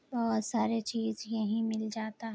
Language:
Urdu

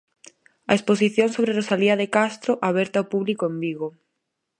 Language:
Galician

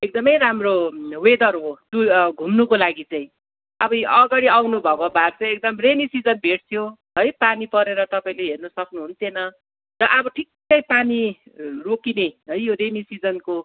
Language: Nepali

